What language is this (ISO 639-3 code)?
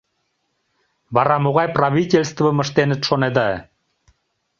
chm